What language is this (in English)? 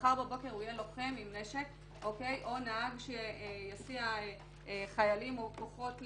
Hebrew